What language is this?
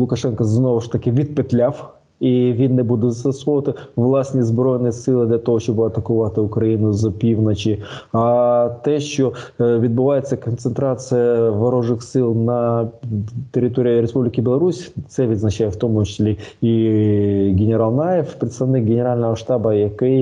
Ukrainian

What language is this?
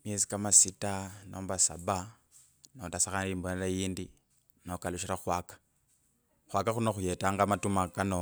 Kabras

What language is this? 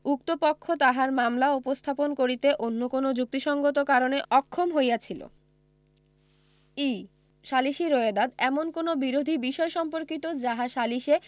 Bangla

